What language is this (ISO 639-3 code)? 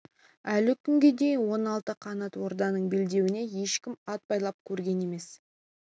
kaz